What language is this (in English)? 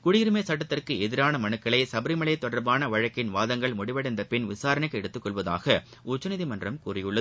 Tamil